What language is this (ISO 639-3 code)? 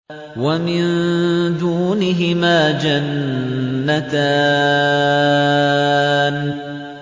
ara